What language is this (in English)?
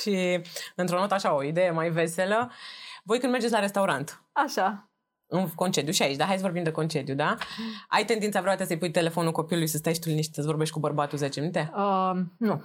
Romanian